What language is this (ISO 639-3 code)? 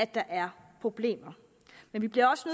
dan